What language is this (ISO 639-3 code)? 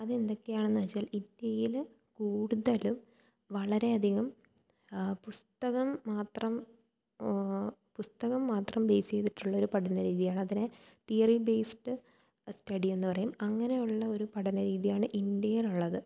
mal